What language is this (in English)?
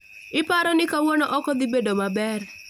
Luo (Kenya and Tanzania)